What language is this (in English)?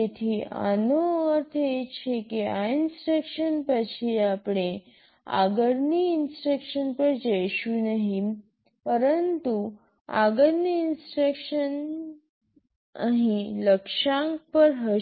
Gujarati